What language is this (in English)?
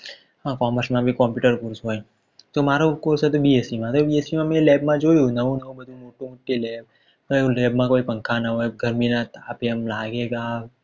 Gujarati